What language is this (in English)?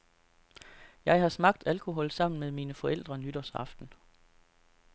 Danish